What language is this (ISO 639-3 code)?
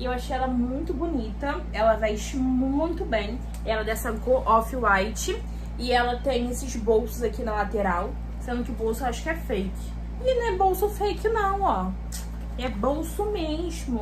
por